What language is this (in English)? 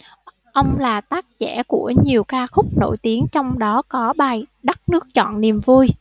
Vietnamese